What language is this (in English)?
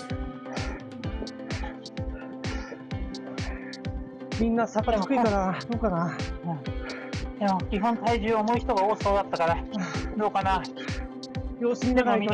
Japanese